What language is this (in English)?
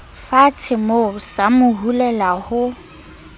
Southern Sotho